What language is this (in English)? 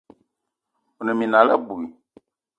Eton (Cameroon)